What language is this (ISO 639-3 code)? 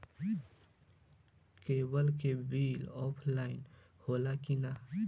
bho